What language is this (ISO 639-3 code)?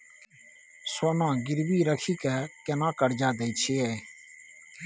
mai